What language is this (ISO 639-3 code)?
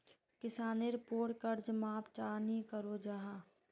mag